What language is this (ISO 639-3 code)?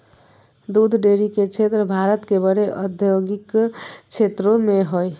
mag